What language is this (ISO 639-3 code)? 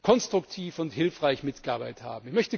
deu